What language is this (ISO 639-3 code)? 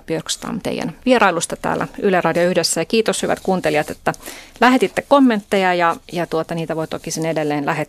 fin